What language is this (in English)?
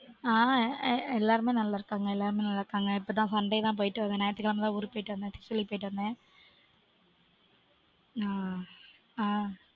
Tamil